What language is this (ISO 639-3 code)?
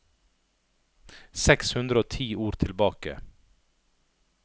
nor